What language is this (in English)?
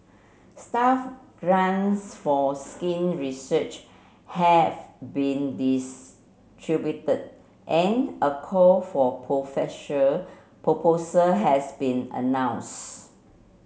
English